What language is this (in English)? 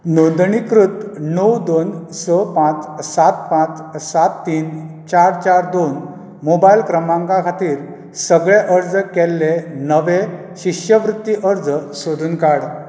Konkani